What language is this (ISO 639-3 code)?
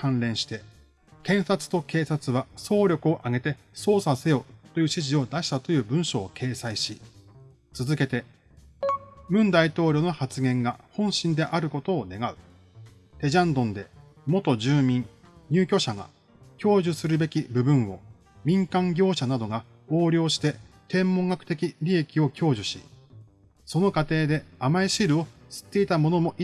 jpn